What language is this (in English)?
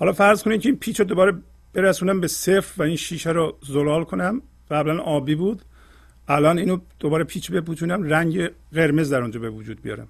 Persian